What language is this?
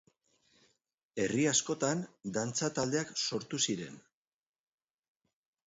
Basque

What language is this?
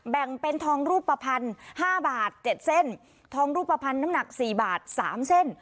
Thai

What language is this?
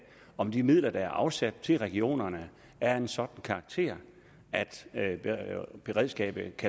Danish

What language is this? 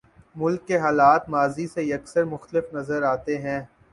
Urdu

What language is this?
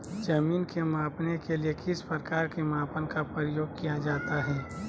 Magahi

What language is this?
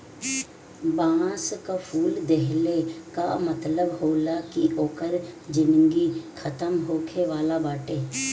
Bhojpuri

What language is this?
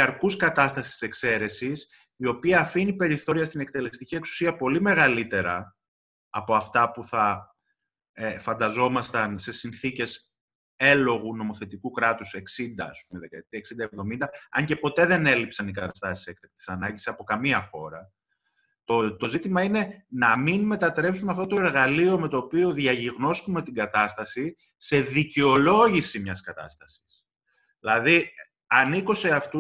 Greek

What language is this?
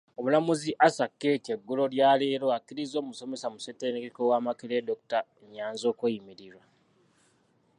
Ganda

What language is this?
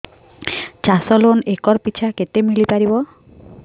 Odia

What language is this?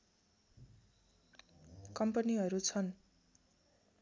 Nepali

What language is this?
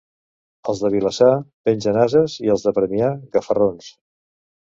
Catalan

